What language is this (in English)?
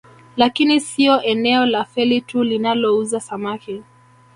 Swahili